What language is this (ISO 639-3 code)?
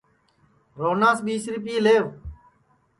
ssi